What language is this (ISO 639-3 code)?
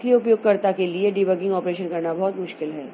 hin